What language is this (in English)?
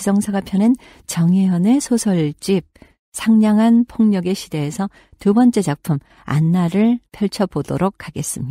Korean